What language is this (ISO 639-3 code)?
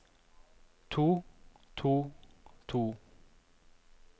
nor